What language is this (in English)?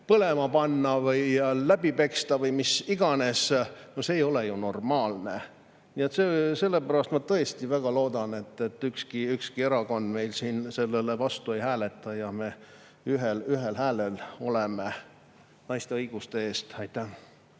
Estonian